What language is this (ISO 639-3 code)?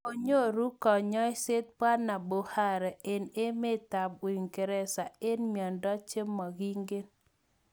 kln